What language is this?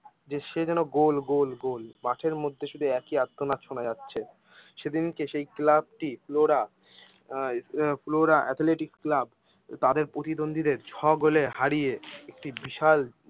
Bangla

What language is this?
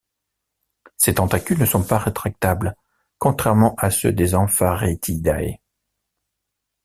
French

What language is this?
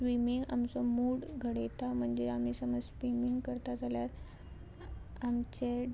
Konkani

